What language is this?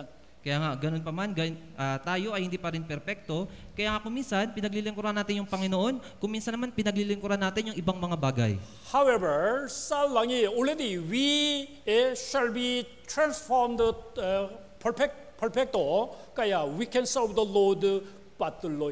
Filipino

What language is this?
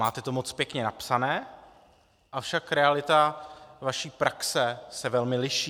Czech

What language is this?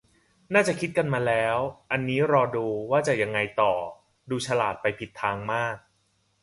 Thai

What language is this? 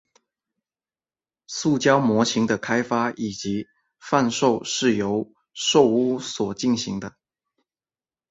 Chinese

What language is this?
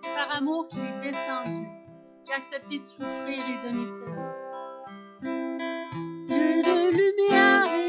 French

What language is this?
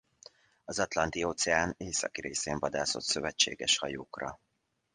Hungarian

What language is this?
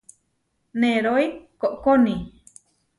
Huarijio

